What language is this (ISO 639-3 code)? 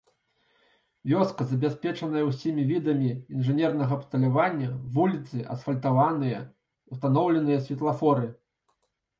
bel